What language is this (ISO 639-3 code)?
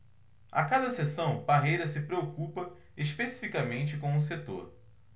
por